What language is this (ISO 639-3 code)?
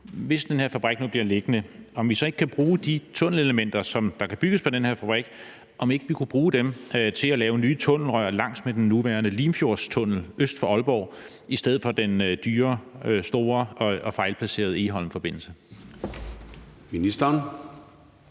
dan